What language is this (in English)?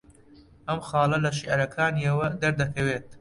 Central Kurdish